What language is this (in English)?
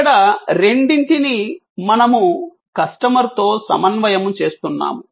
Telugu